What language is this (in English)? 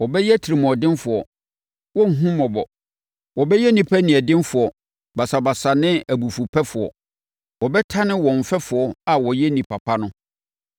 Akan